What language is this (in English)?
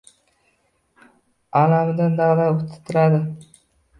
Uzbek